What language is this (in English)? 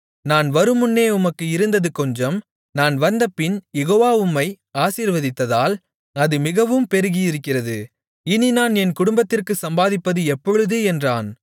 Tamil